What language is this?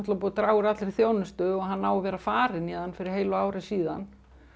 Icelandic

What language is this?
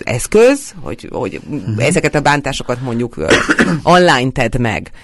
Hungarian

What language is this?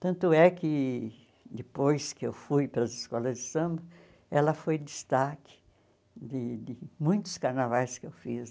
Portuguese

